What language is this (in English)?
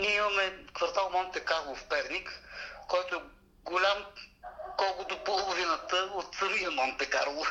Bulgarian